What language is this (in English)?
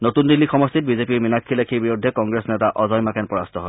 Assamese